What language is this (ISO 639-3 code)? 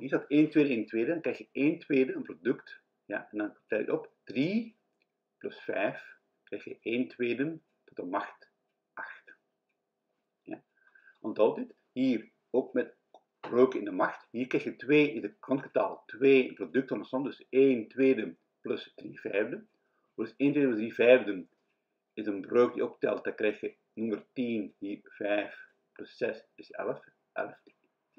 nld